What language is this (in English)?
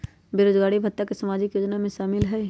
Magahi